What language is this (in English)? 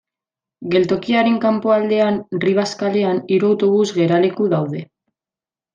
Basque